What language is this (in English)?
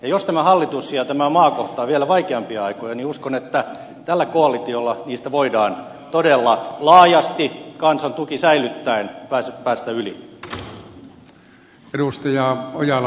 Finnish